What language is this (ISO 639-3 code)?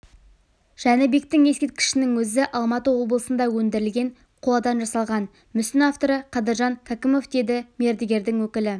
kaz